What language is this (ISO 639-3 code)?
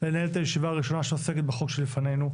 heb